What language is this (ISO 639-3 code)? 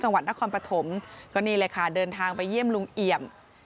tha